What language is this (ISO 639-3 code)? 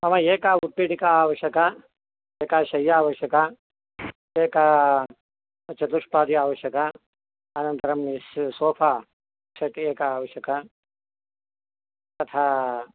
san